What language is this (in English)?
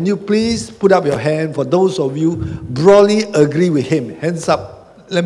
English